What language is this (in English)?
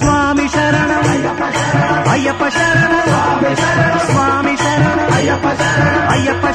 Kannada